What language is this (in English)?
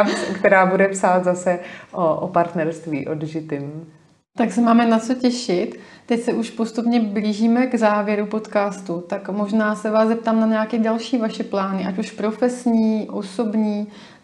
Czech